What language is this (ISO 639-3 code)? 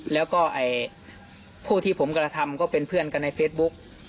tha